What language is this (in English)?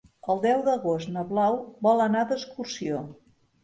Catalan